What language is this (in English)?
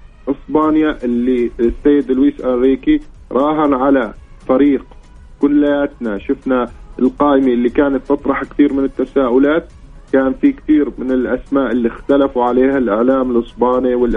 Arabic